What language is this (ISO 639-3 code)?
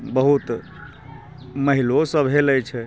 mai